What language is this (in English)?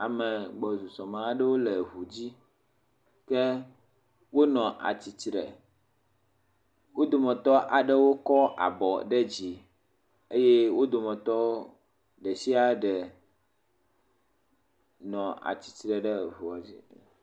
Ewe